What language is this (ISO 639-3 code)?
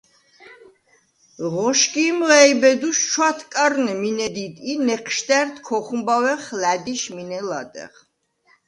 sva